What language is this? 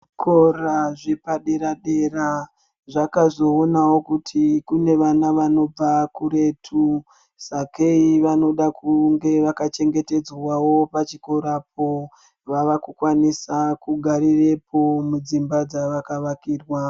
Ndau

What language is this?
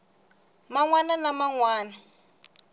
Tsonga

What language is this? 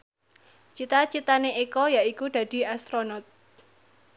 Javanese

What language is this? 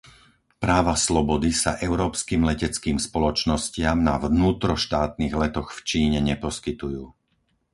Slovak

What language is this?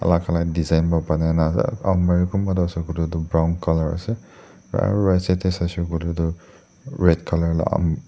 Naga Pidgin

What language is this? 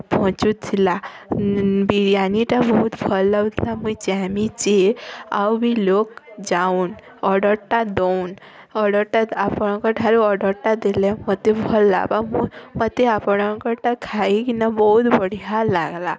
Odia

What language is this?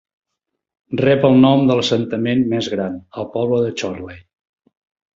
Catalan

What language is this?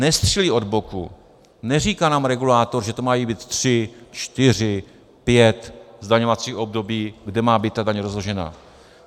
Czech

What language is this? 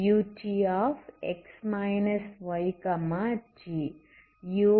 Tamil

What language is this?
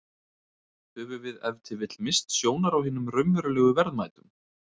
Icelandic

